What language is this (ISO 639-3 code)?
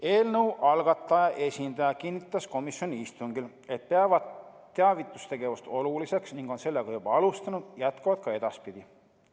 est